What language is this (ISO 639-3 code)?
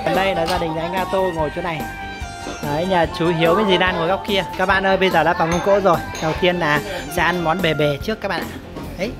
vie